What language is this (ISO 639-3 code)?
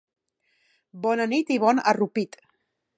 cat